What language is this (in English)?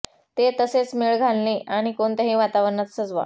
Marathi